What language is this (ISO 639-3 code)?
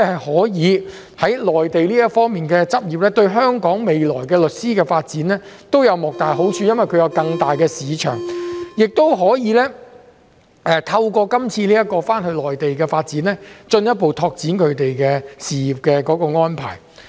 yue